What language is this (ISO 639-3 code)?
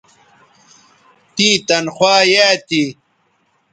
btv